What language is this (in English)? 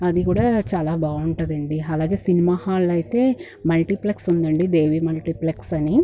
Telugu